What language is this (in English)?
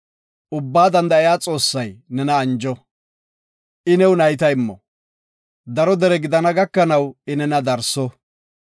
Gofa